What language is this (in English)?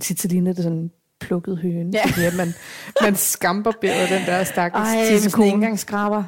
Danish